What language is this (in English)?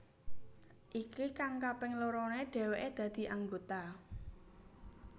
Javanese